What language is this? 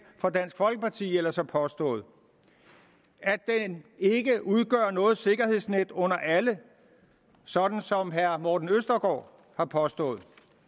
Danish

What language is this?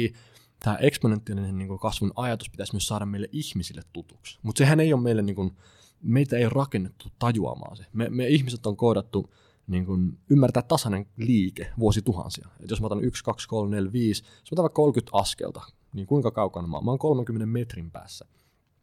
Finnish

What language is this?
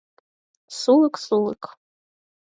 Mari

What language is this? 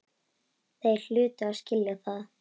Icelandic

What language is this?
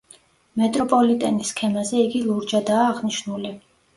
Georgian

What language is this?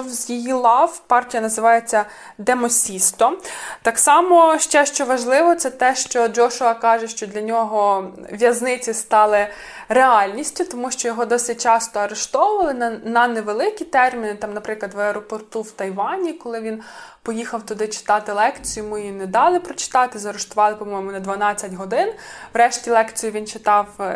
Ukrainian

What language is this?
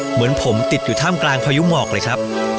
Thai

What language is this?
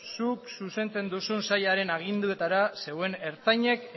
Basque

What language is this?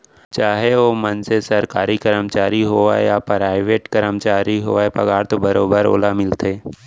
Chhattisgarhi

